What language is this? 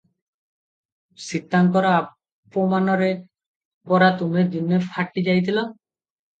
Odia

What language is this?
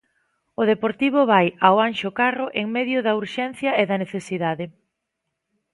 Galician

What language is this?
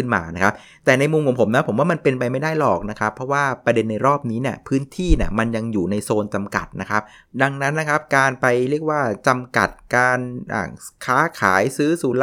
Thai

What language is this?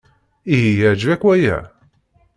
Kabyle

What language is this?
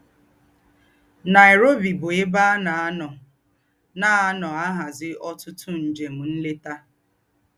Igbo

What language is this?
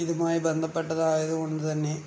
Malayalam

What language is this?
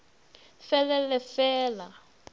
Northern Sotho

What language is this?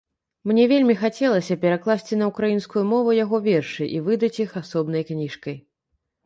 Belarusian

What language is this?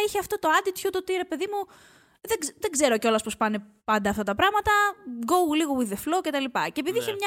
Greek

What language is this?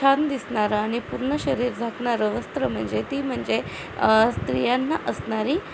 Marathi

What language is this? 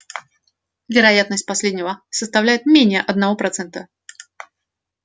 Russian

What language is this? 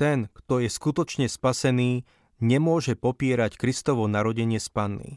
Slovak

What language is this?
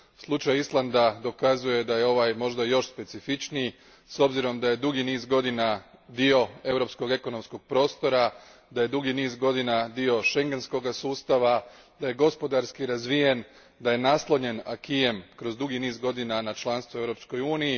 Croatian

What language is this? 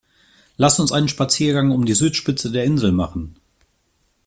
German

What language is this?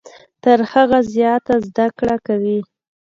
Pashto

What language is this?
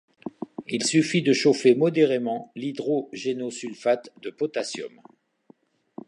French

